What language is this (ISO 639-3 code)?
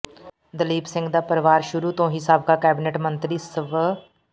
pan